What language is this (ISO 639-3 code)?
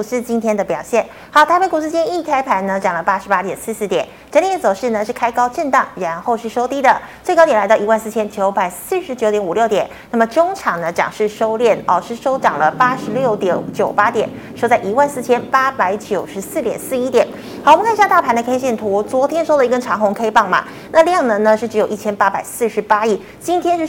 zho